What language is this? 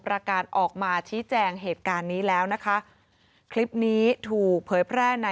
Thai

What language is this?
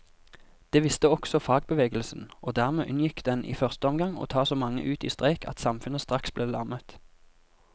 Norwegian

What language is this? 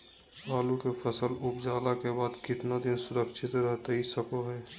Magahi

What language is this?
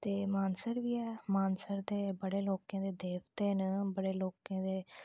Dogri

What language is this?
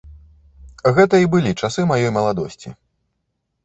Belarusian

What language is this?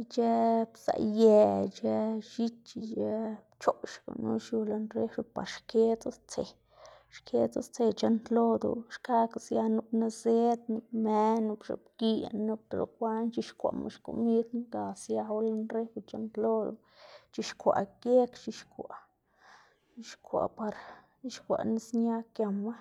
Xanaguía Zapotec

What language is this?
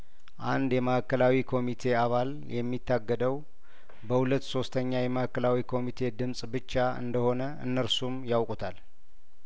Amharic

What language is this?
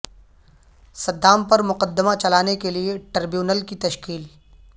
Urdu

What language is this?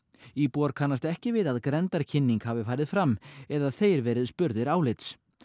Icelandic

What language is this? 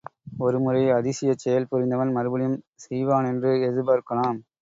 Tamil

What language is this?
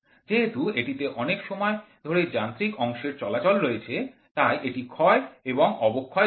Bangla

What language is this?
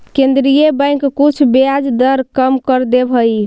Magahi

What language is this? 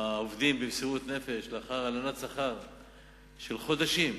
Hebrew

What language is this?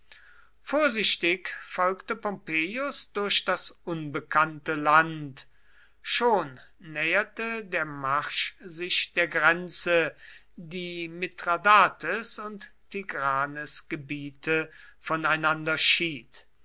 German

